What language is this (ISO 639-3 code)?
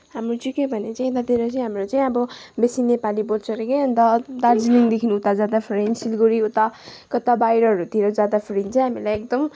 nep